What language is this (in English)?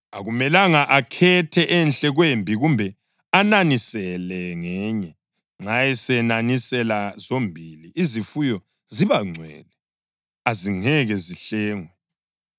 North Ndebele